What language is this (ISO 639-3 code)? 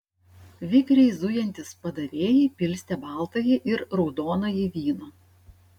lit